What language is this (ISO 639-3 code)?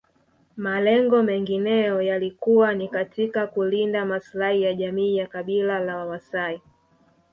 swa